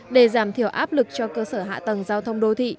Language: Vietnamese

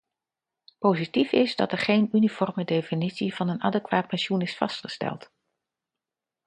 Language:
Dutch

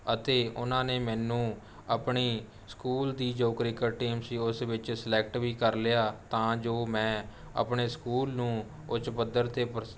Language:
Punjabi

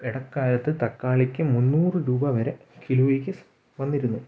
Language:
Malayalam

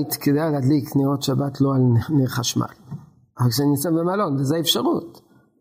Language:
Hebrew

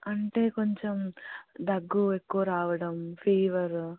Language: Telugu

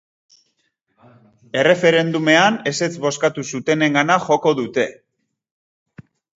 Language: Basque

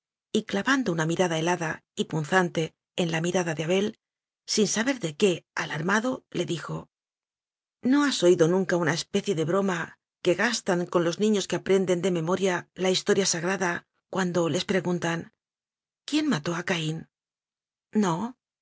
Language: Spanish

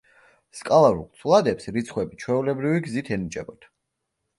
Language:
Georgian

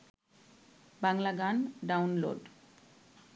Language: Bangla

